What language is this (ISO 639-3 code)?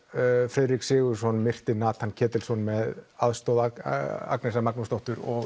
isl